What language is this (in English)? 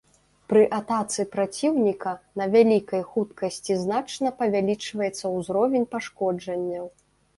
Belarusian